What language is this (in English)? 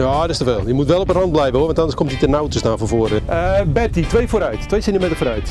Dutch